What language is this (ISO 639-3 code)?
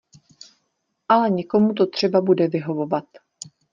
ces